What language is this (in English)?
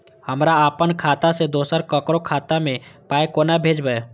Maithili